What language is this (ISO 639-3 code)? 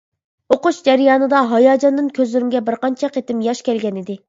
uig